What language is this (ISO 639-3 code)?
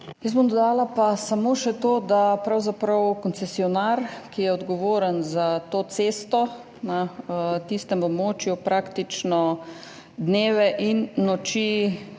slv